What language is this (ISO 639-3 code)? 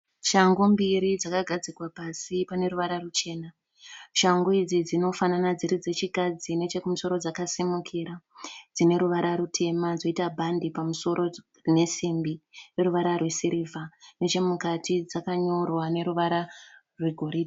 sna